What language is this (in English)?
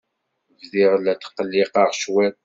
Kabyle